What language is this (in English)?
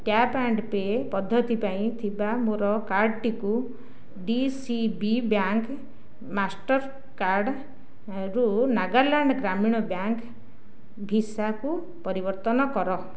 Odia